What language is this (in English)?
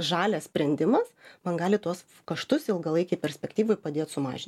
Lithuanian